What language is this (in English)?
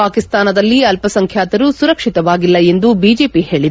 Kannada